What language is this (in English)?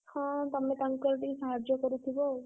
Odia